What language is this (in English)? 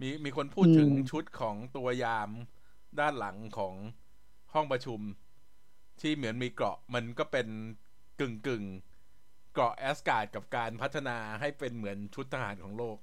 Thai